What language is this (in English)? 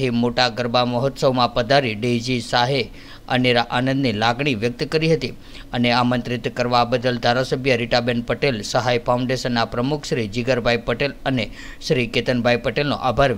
Hindi